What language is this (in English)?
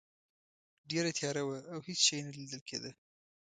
Pashto